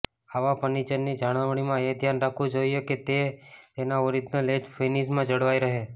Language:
Gujarati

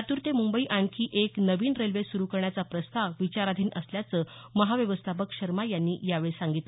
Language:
Marathi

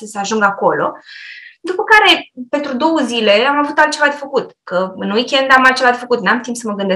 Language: Romanian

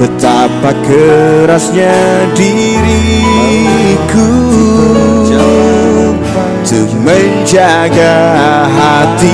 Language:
Indonesian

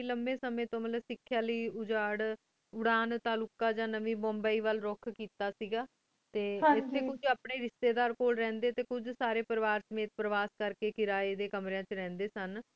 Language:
Punjabi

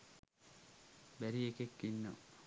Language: Sinhala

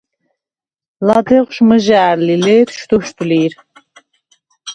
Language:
Svan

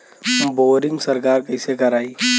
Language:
Bhojpuri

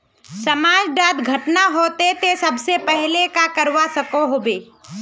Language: Magahi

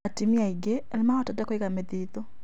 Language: Kikuyu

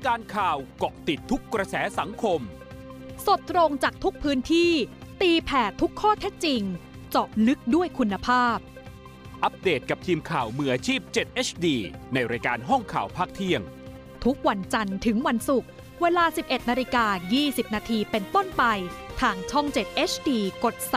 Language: Thai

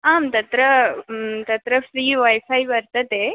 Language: Sanskrit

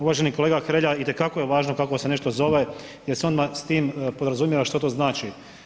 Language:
Croatian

